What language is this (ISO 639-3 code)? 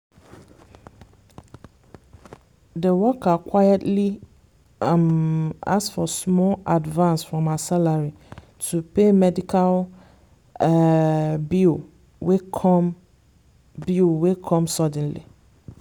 pcm